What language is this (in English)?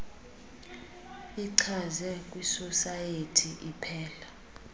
Xhosa